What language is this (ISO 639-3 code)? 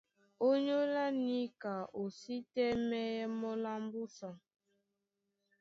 dua